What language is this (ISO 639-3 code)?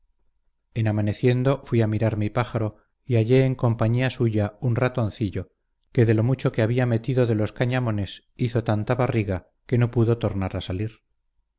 spa